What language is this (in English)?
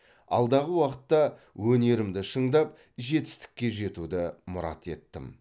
Kazakh